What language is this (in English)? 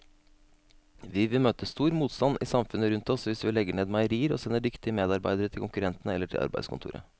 Norwegian